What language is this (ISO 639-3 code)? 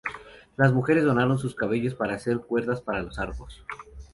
spa